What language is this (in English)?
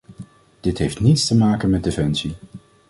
Dutch